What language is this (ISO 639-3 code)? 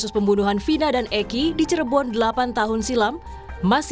ind